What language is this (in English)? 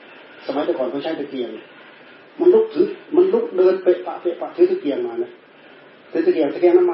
Thai